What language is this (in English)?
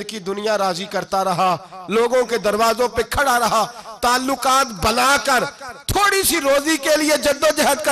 Urdu